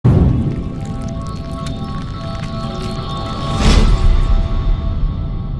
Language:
Spanish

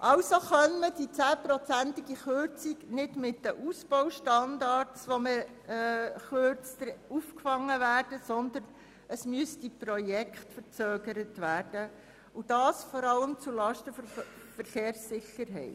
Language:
Swiss German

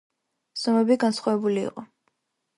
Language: Georgian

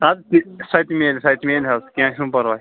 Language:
Kashmiri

